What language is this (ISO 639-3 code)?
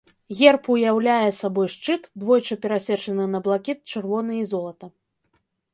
bel